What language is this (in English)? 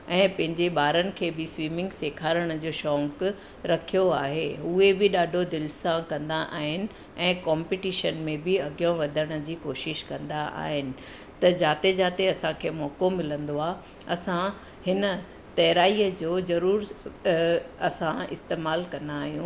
Sindhi